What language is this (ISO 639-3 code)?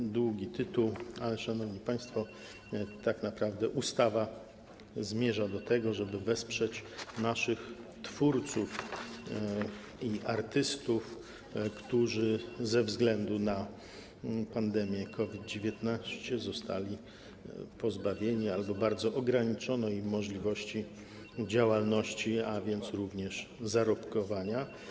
pol